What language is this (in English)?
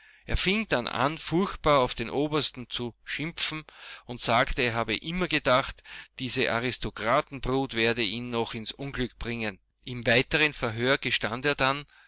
German